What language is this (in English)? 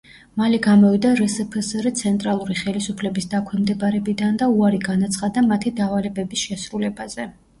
Georgian